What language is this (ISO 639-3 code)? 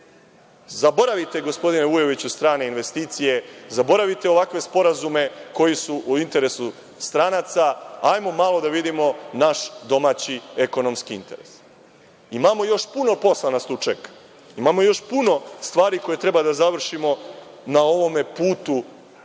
srp